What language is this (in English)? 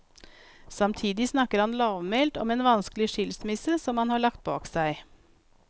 Norwegian